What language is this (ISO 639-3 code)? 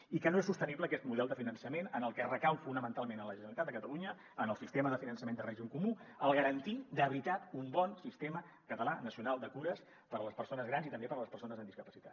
cat